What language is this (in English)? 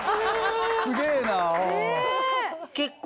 Japanese